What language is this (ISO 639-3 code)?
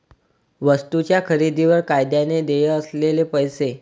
mar